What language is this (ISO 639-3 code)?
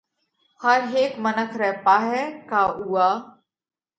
kvx